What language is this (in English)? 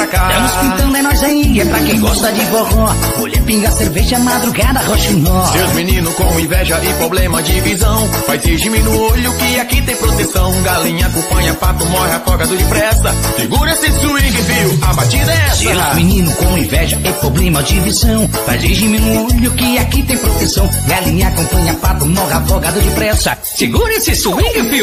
Portuguese